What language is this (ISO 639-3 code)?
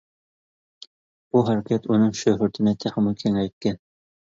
uig